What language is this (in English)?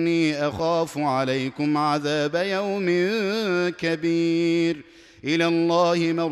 Arabic